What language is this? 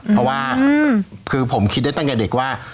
Thai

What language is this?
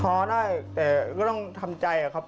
Thai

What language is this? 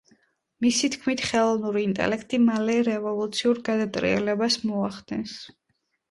Georgian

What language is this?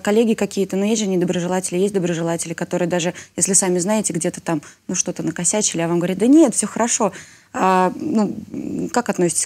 Russian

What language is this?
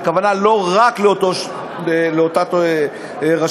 Hebrew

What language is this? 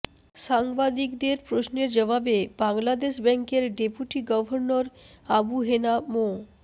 Bangla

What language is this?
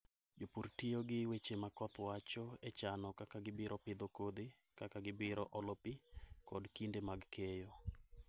Luo (Kenya and Tanzania)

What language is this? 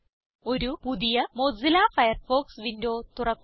Malayalam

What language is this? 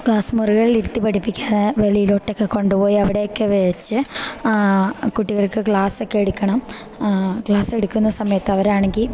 Malayalam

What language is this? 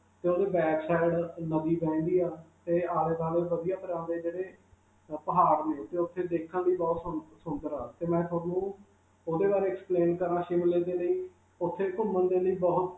Punjabi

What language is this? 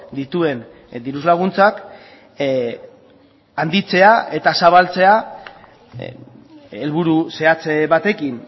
Basque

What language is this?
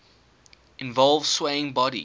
English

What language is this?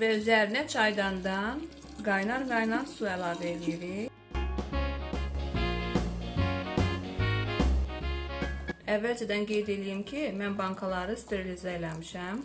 Turkish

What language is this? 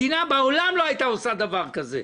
Hebrew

